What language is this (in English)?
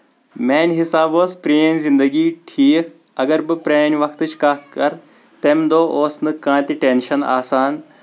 Kashmiri